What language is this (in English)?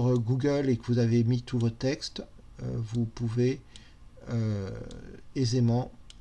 French